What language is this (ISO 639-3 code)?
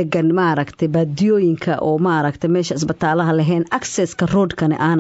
ara